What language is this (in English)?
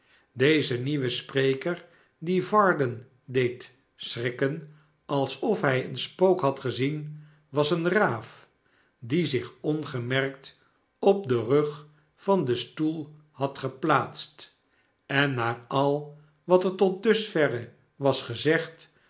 Dutch